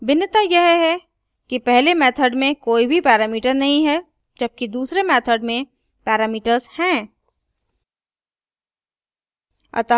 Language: Hindi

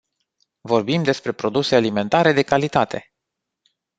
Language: Romanian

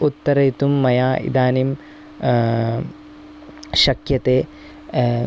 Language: Sanskrit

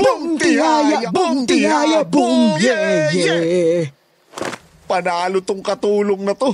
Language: Filipino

